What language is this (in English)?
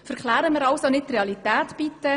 Swiss German